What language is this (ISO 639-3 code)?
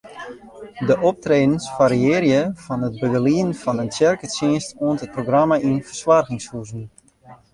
fry